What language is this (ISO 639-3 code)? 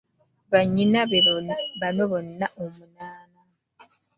lug